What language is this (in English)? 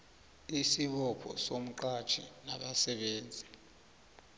South Ndebele